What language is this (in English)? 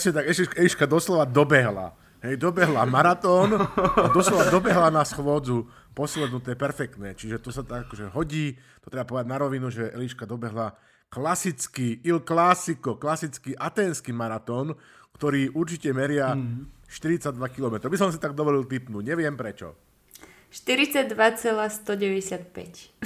Slovak